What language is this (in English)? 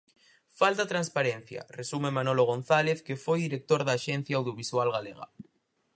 Galician